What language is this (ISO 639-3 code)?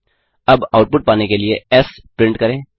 hin